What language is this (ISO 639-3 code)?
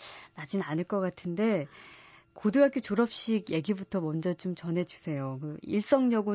kor